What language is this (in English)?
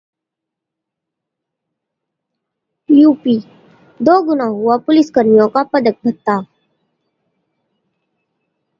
Hindi